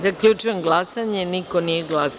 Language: Serbian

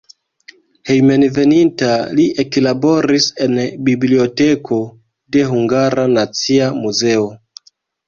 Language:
Esperanto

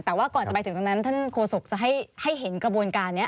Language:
Thai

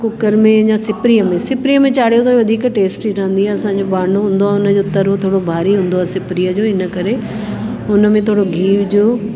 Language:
Sindhi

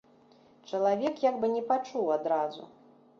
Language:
Belarusian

